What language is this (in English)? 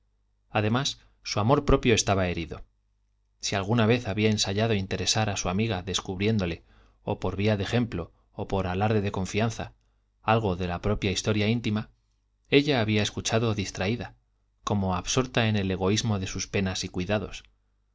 Spanish